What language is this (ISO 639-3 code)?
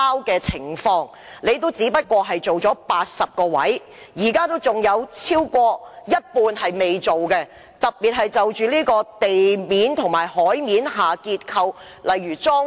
yue